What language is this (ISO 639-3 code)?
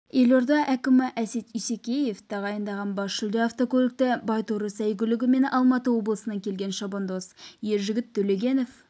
kaz